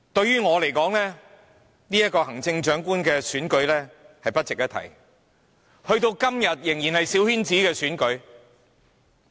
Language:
Cantonese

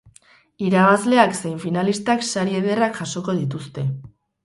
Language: Basque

